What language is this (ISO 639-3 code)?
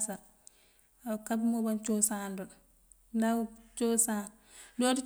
mfv